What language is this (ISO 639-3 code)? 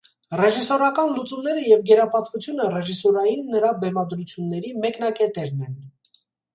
hye